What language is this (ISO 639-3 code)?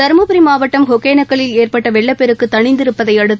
tam